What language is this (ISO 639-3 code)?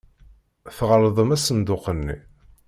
kab